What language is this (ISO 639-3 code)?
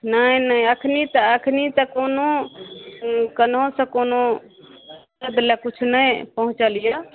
mai